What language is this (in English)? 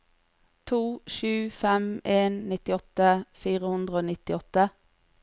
Norwegian